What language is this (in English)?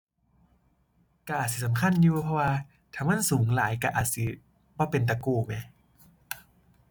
Thai